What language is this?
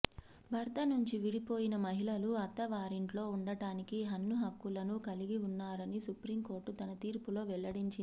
Telugu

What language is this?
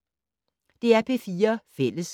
Danish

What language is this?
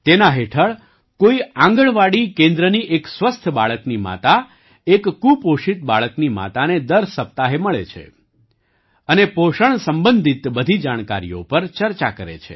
Gujarati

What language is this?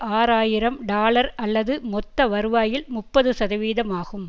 Tamil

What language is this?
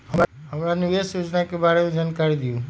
Magahi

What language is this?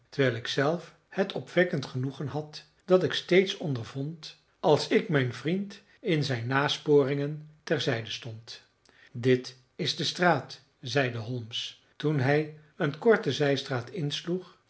Dutch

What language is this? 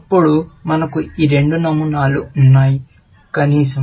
Telugu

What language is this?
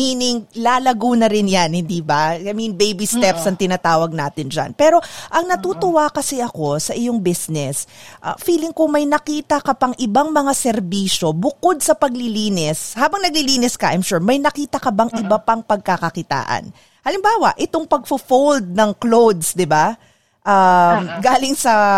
Filipino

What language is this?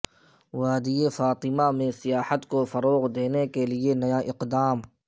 Urdu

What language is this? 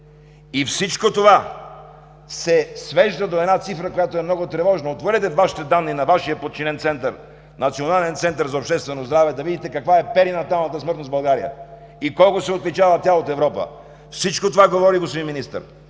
Bulgarian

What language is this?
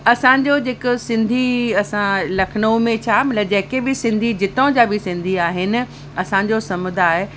Sindhi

